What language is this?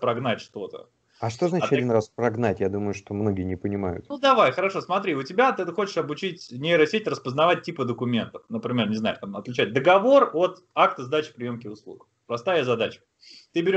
Russian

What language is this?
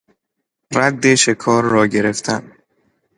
Persian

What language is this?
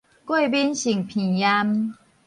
Min Nan Chinese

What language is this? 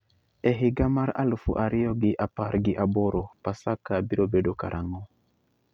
Luo (Kenya and Tanzania)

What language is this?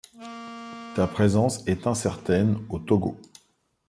French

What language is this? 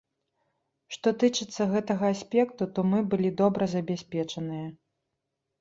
Belarusian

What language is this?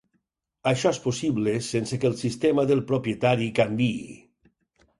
Catalan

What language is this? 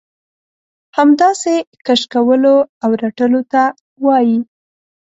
Pashto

